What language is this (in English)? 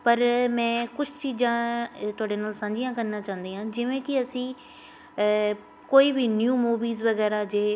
Punjabi